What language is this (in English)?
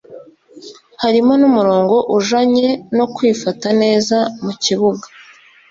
Kinyarwanda